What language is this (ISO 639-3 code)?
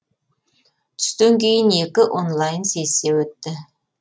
kaz